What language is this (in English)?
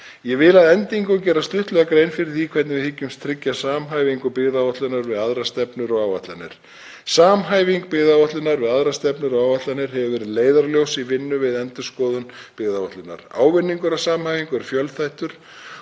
Icelandic